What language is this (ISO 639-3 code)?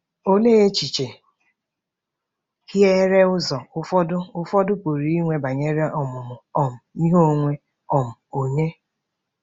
ibo